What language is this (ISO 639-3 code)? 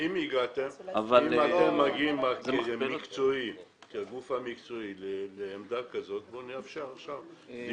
heb